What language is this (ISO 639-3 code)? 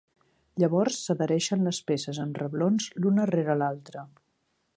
cat